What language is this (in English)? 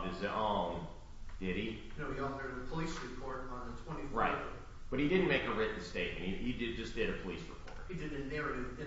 English